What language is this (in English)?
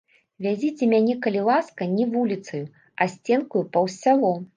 Belarusian